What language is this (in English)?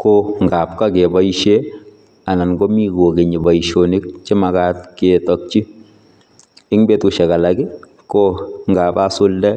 Kalenjin